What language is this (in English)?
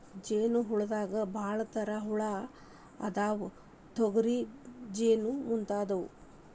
Kannada